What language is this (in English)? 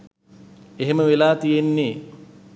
Sinhala